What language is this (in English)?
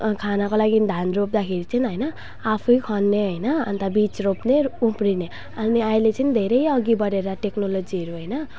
Nepali